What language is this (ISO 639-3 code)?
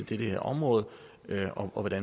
dan